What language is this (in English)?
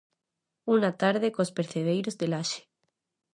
Galician